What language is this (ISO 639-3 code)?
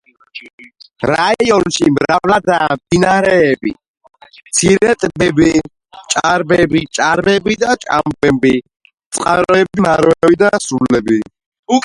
kat